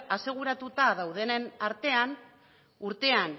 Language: Basque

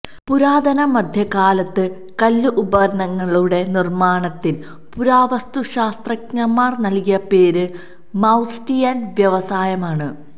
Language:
Malayalam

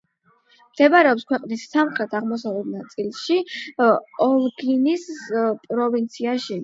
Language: Georgian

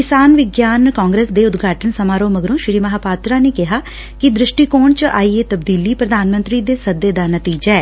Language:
Punjabi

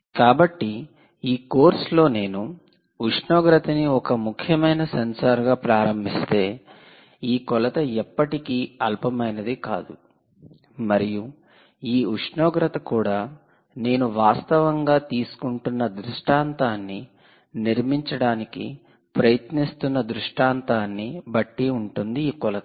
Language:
Telugu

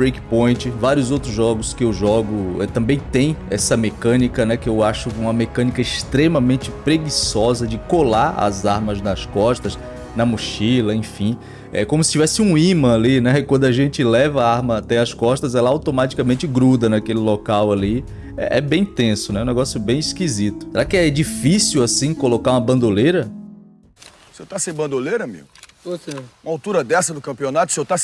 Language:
Portuguese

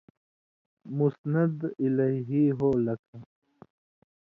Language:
Indus Kohistani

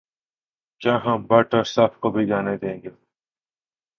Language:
Urdu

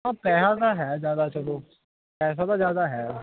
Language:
Punjabi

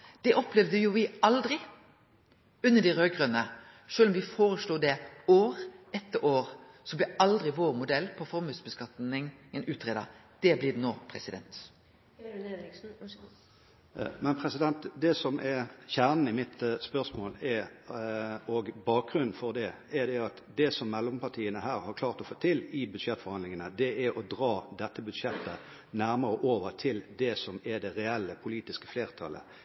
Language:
Norwegian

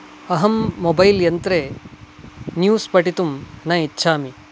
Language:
Sanskrit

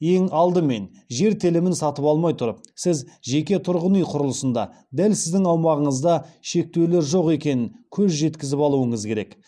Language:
Kazakh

